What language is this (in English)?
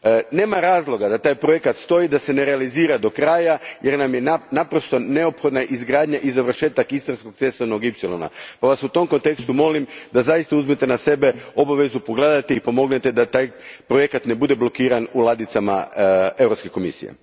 Croatian